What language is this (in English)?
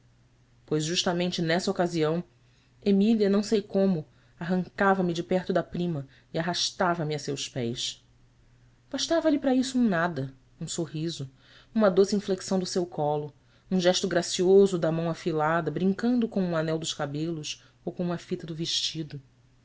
Portuguese